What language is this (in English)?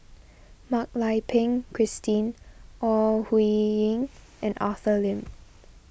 English